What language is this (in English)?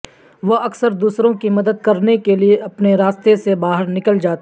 Urdu